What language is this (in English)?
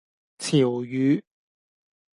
Cantonese